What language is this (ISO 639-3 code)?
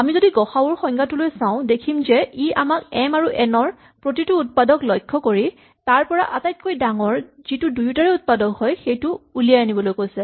asm